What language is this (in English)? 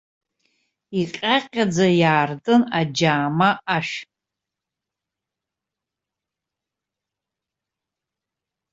Abkhazian